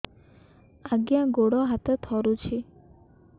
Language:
Odia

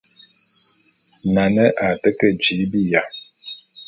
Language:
Bulu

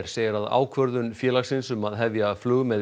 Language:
Icelandic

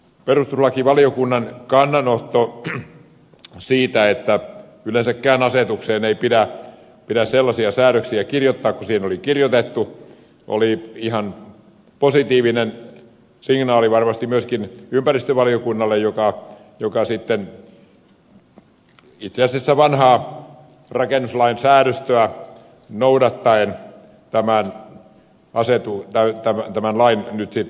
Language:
Finnish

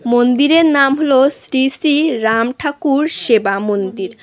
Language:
Bangla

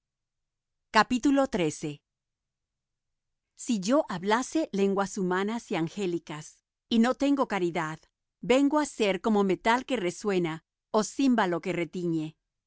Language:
Spanish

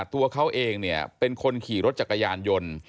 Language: Thai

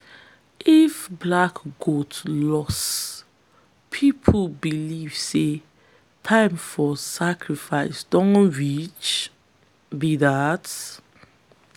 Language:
Nigerian Pidgin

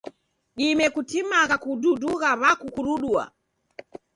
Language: Taita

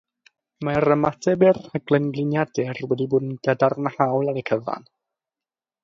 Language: Welsh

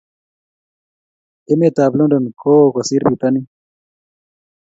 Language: Kalenjin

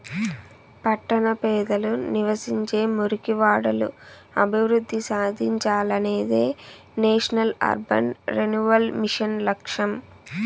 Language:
Telugu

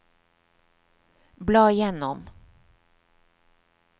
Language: Norwegian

